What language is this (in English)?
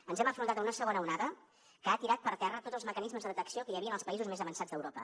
Catalan